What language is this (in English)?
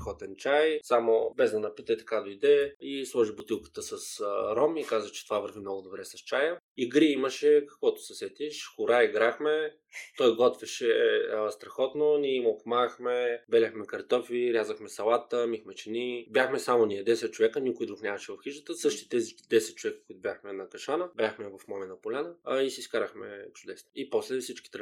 Bulgarian